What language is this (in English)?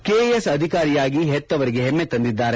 Kannada